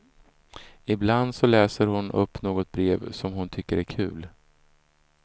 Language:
Swedish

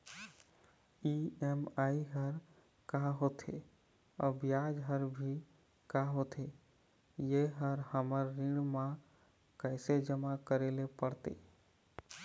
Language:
Chhattisgarhi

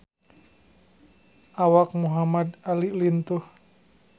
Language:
Sundanese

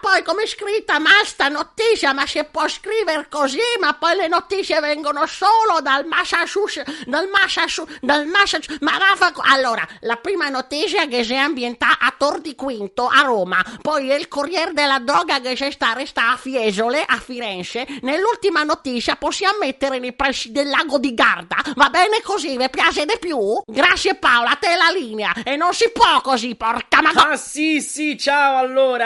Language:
Italian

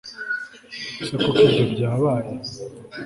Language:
Kinyarwanda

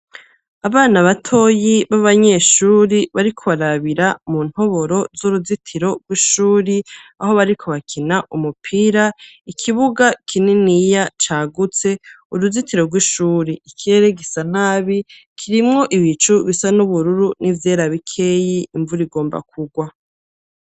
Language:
Rundi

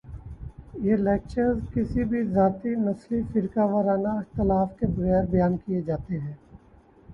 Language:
Urdu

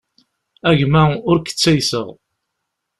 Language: Kabyle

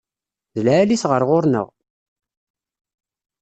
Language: Kabyle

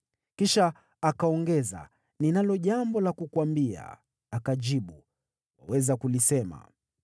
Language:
Swahili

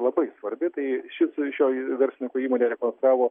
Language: Lithuanian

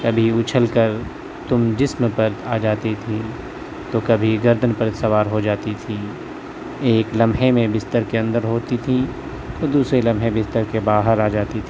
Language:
Urdu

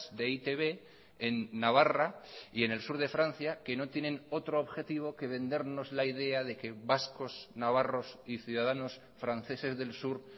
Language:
Spanish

